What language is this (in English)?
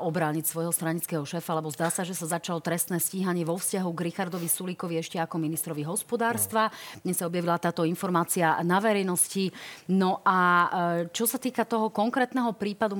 Slovak